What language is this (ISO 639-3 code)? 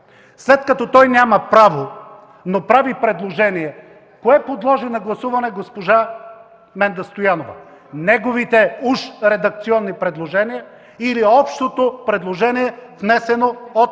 bul